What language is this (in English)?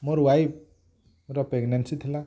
Odia